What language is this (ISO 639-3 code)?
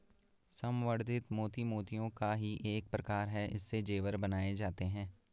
hin